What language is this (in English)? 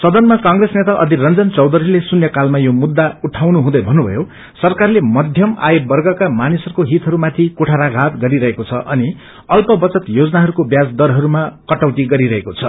Nepali